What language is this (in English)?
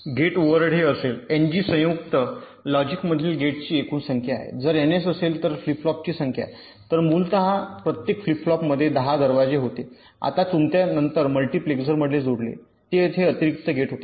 Marathi